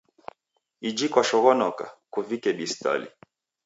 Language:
Taita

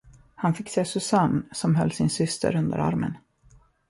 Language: Swedish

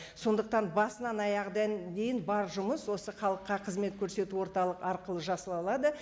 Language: Kazakh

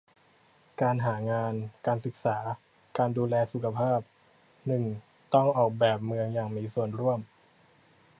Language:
Thai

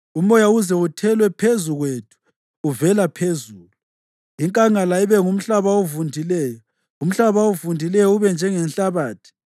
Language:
North Ndebele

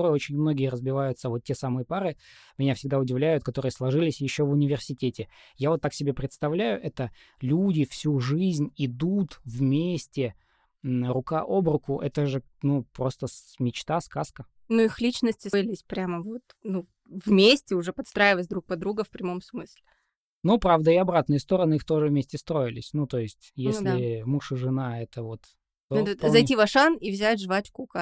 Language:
Russian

